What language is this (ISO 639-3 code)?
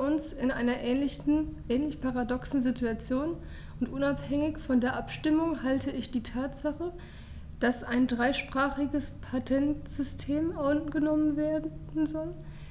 deu